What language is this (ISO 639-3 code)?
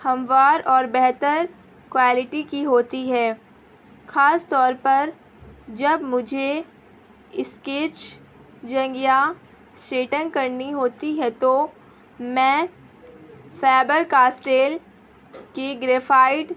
urd